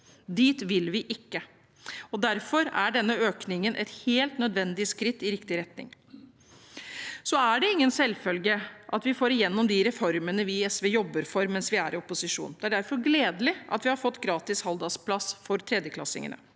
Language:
Norwegian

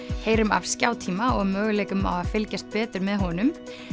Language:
Icelandic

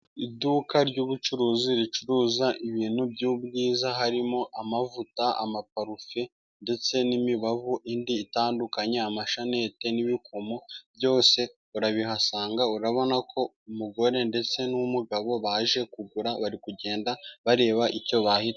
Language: Kinyarwanda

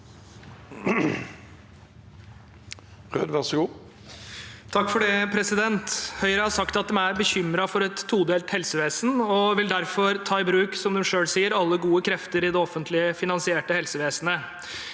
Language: Norwegian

